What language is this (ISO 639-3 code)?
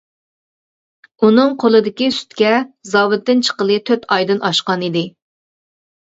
uig